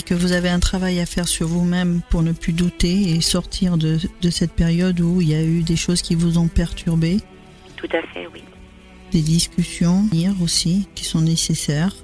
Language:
French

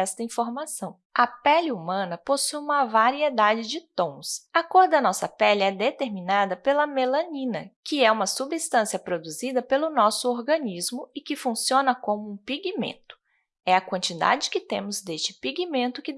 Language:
Portuguese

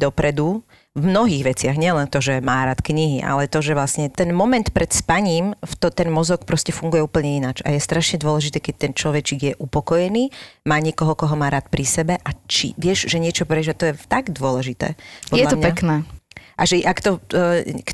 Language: Slovak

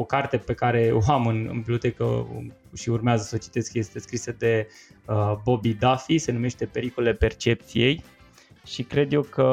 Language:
Romanian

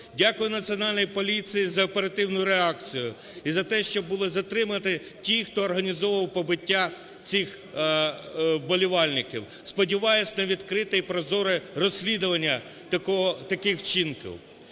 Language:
Ukrainian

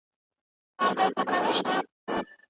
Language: Pashto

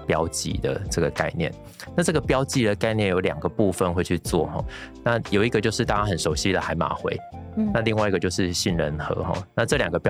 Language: Chinese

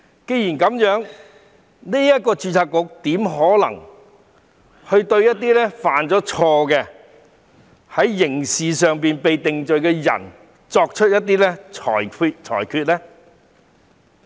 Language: Cantonese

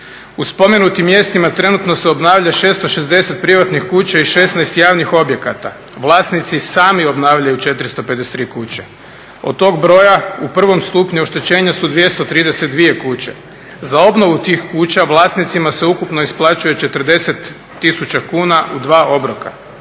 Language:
Croatian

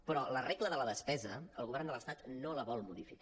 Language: Catalan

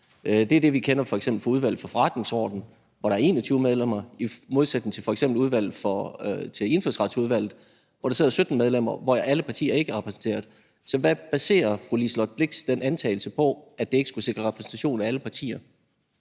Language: Danish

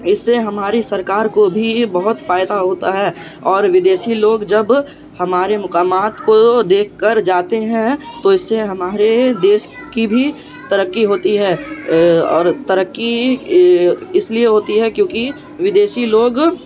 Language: Urdu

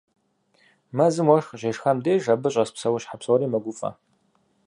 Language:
Kabardian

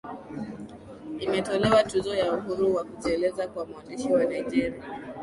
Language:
Swahili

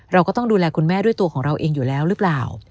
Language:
Thai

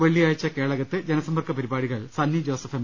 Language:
Malayalam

